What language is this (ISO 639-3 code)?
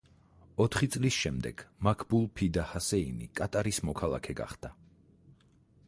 kat